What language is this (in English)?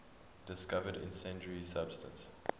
English